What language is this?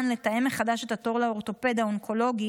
Hebrew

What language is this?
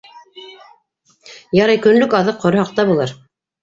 Bashkir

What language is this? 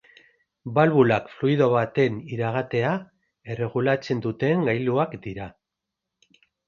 Basque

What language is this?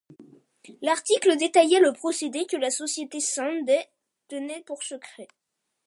French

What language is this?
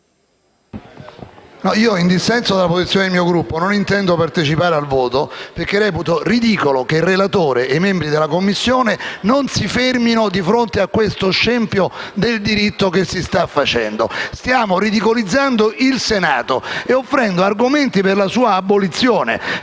Italian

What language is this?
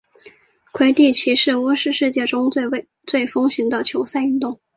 Chinese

